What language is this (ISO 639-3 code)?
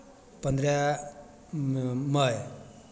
mai